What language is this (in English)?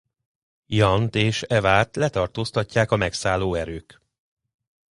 Hungarian